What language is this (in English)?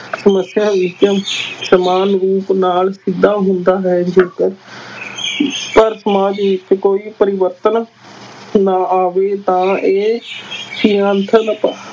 Punjabi